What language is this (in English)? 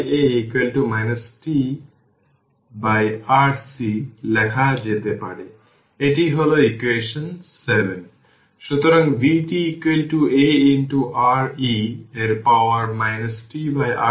Bangla